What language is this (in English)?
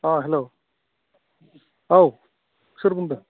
Bodo